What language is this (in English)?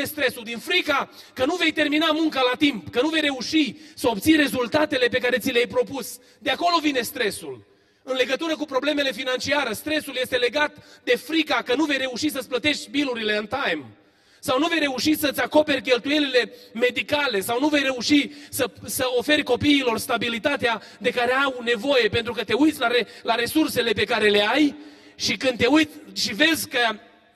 Romanian